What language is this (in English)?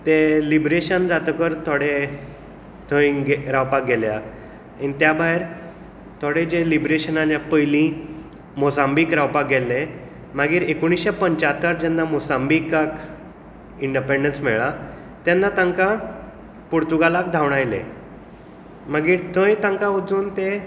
Konkani